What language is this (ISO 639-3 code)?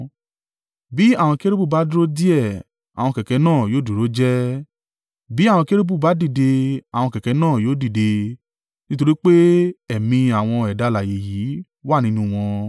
yor